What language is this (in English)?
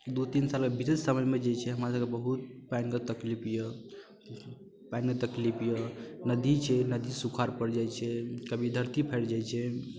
Maithili